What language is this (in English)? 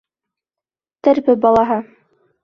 Bashkir